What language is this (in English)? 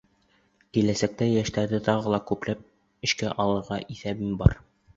Bashkir